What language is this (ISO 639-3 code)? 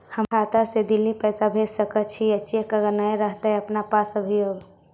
mag